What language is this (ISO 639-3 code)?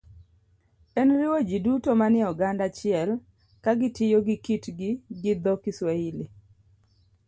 luo